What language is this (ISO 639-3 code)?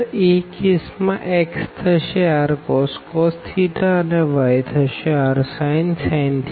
guj